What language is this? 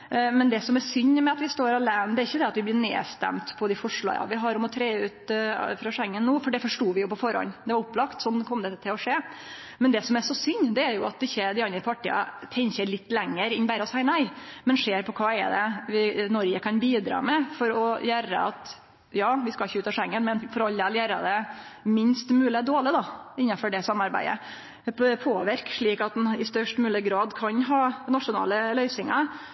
Norwegian Nynorsk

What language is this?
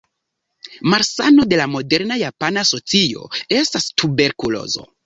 Esperanto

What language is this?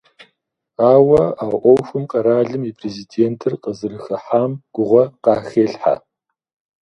Kabardian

